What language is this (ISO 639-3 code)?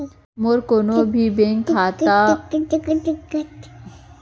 hne